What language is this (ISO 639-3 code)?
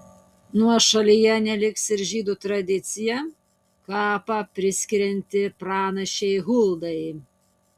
lit